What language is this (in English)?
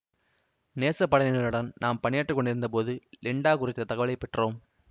Tamil